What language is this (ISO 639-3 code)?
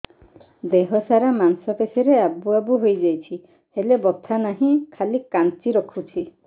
ori